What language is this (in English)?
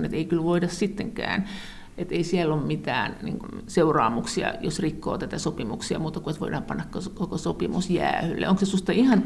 Finnish